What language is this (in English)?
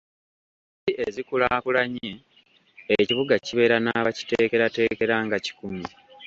Ganda